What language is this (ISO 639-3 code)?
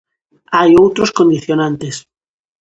glg